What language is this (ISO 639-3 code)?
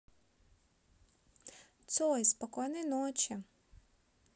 rus